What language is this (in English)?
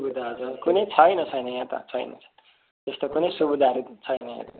Nepali